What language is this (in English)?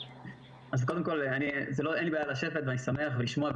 Hebrew